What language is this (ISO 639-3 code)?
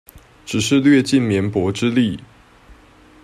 zho